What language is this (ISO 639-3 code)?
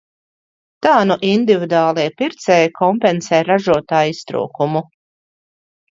lav